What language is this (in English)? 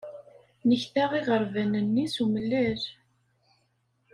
Kabyle